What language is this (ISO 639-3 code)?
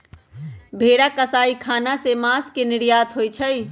mag